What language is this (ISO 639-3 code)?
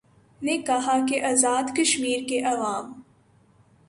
urd